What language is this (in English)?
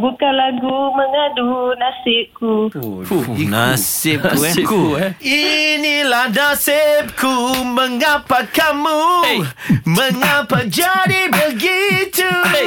Malay